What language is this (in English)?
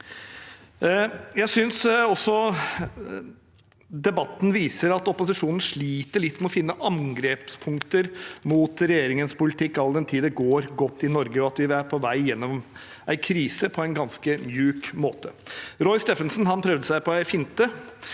Norwegian